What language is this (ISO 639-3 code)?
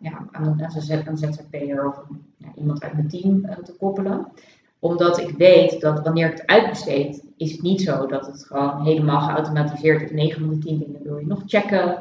nld